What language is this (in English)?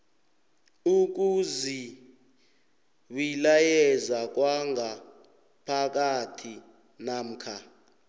South Ndebele